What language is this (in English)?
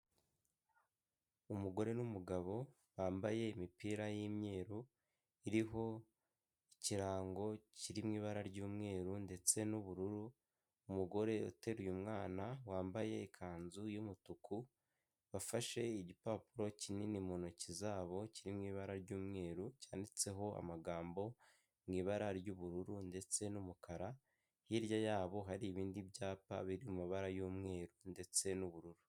Kinyarwanda